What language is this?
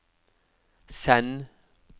Norwegian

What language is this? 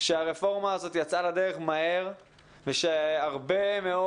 Hebrew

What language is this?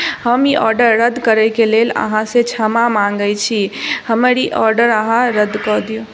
Maithili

